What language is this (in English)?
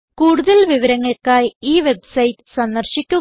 Malayalam